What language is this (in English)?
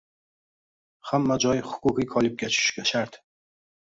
Uzbek